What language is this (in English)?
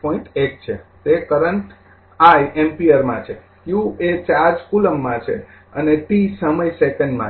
Gujarati